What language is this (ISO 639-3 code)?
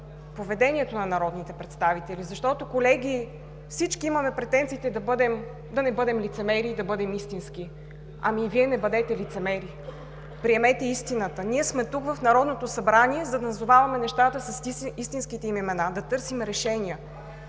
bul